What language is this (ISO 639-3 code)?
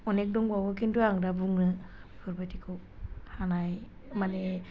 brx